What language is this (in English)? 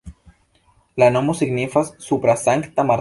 Esperanto